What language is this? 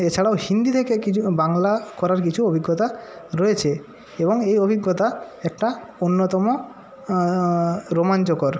Bangla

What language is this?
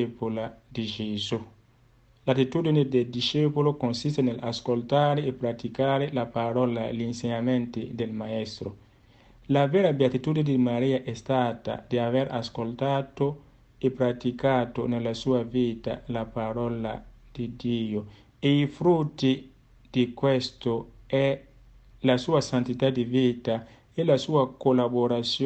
Italian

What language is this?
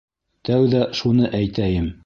Bashkir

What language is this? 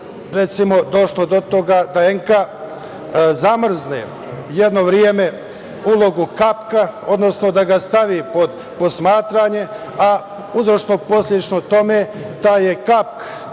Serbian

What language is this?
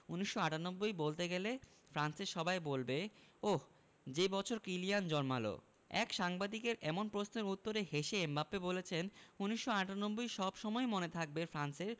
Bangla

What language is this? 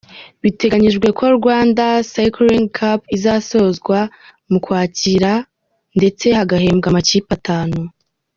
Kinyarwanda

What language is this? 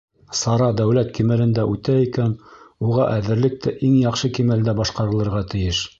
Bashkir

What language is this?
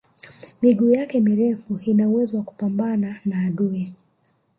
Swahili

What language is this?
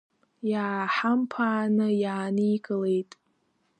Abkhazian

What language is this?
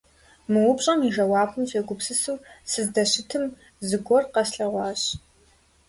Kabardian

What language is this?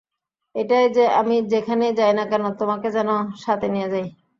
Bangla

